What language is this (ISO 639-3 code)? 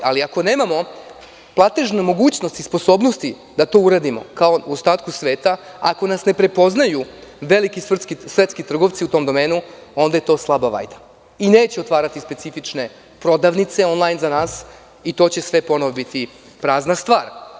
srp